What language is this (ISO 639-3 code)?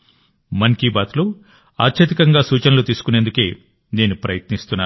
tel